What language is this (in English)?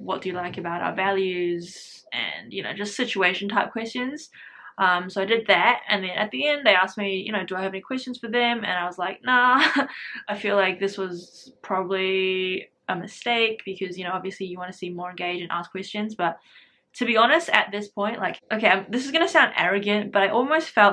English